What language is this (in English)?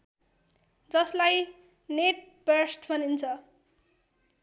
Nepali